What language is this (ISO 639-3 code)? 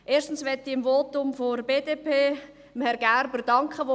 gsw